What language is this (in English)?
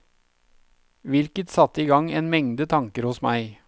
Norwegian